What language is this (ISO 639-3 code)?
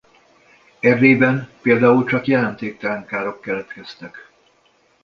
hun